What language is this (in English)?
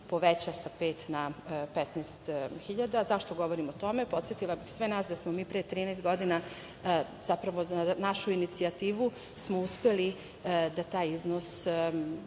Serbian